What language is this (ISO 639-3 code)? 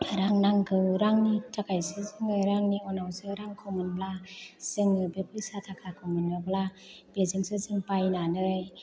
brx